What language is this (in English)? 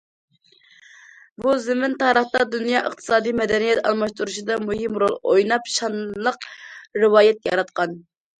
Uyghur